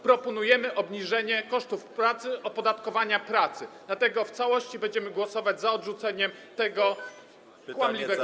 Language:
Polish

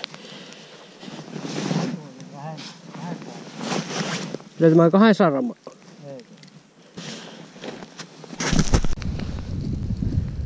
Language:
Finnish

